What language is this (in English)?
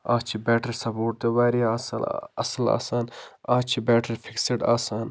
Kashmiri